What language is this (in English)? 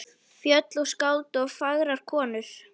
Icelandic